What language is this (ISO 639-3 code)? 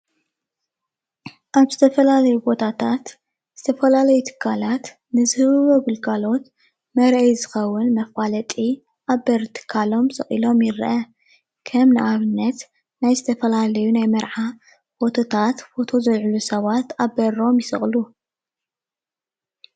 tir